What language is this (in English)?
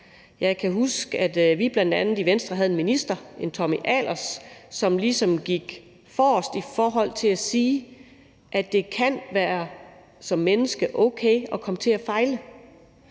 Danish